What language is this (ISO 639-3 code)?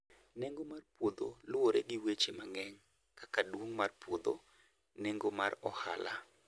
luo